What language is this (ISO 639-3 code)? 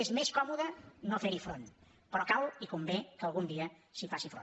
cat